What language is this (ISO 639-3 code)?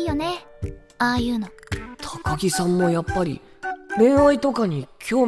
jpn